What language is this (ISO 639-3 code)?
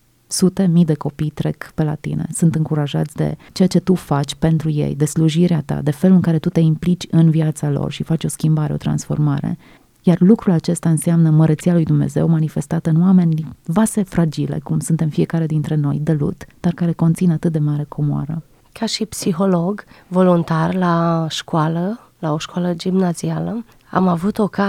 ron